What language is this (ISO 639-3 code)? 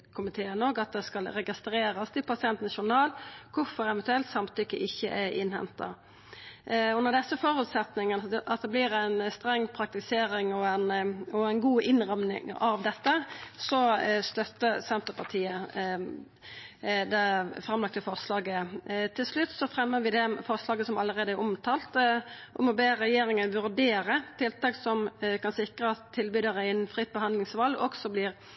nno